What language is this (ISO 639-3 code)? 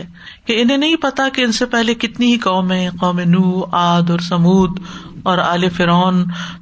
urd